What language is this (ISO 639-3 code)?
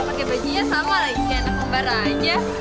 ind